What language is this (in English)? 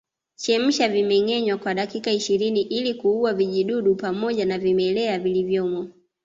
Swahili